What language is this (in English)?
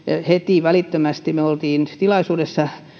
Finnish